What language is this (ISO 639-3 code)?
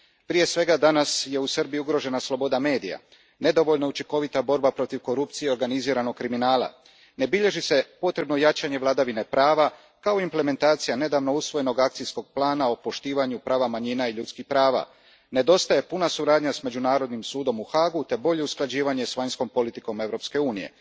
hrv